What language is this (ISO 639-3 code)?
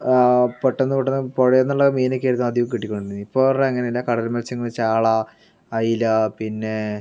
mal